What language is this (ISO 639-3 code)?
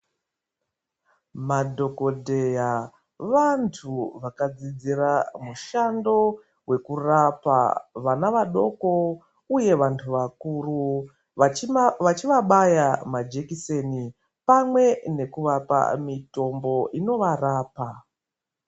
ndc